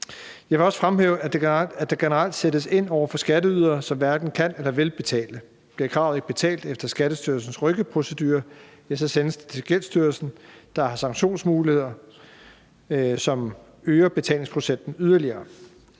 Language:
Danish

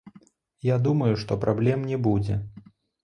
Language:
Belarusian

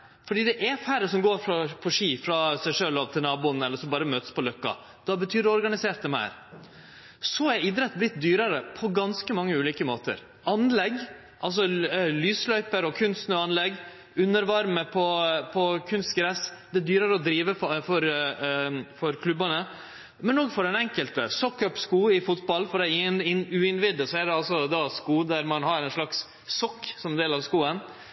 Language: Norwegian Nynorsk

